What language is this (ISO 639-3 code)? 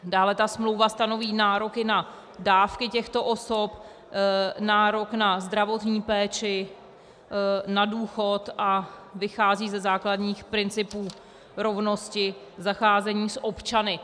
ces